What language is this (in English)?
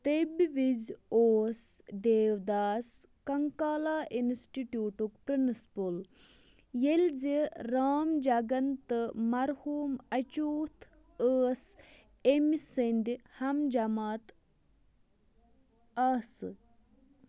Kashmiri